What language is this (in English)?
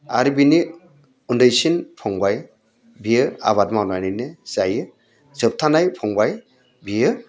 Bodo